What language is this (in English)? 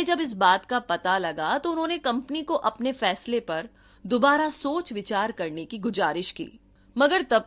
Hindi